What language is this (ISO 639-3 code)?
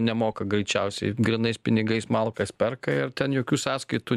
lit